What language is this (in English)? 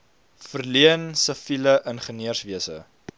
Afrikaans